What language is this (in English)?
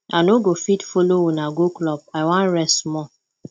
Nigerian Pidgin